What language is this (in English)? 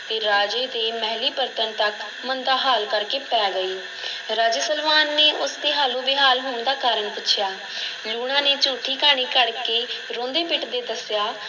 Punjabi